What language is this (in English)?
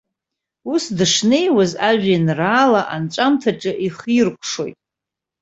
Abkhazian